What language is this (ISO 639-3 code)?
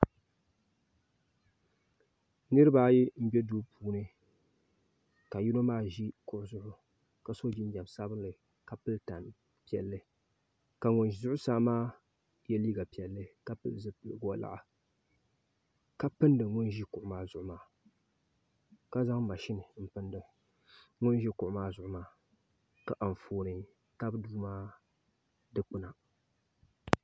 dag